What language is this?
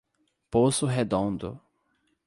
Portuguese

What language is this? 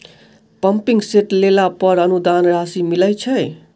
Maithili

